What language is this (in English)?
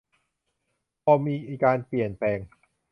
Thai